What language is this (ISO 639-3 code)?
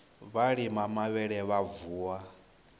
ven